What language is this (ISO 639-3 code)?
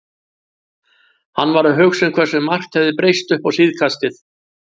isl